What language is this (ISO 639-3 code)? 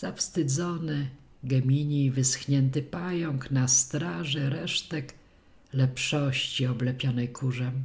pol